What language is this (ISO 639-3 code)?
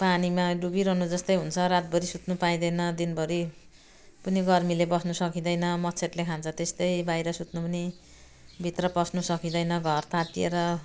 nep